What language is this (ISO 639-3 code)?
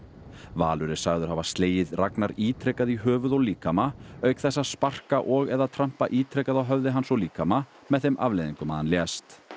isl